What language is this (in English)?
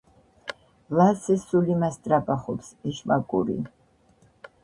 Georgian